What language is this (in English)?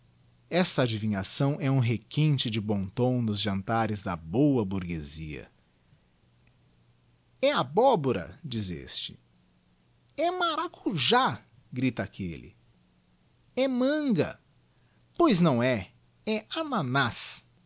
Portuguese